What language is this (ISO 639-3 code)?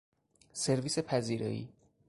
fas